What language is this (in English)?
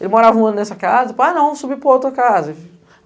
Portuguese